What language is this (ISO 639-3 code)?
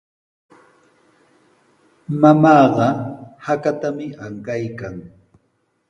qws